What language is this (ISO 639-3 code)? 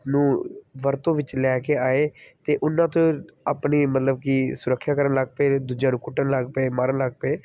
pan